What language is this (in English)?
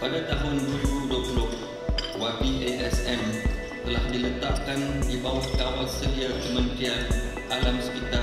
Malay